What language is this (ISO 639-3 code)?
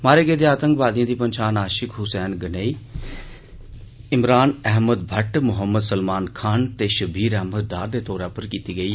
doi